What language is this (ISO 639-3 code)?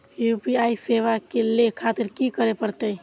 mai